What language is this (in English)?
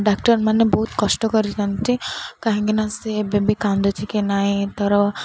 Odia